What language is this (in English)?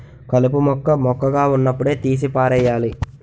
Telugu